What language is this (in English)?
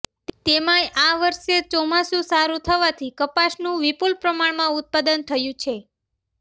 Gujarati